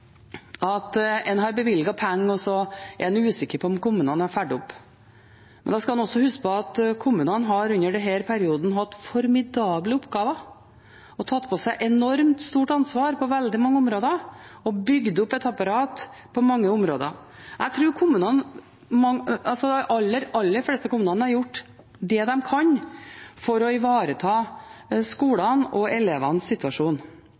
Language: Norwegian Bokmål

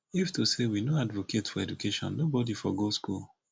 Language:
Nigerian Pidgin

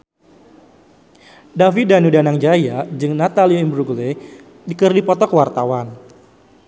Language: Sundanese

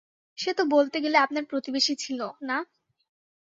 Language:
Bangla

